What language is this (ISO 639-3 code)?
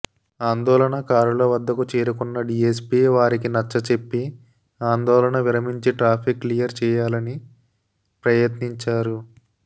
tel